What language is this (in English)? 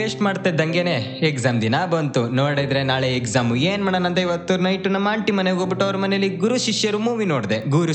Kannada